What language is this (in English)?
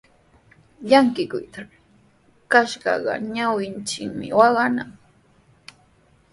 Sihuas Ancash Quechua